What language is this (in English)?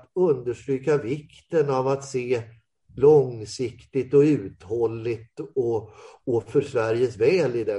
Swedish